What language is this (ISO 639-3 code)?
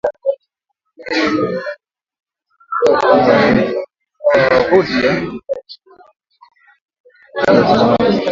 swa